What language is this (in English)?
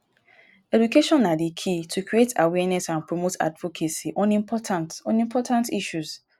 Nigerian Pidgin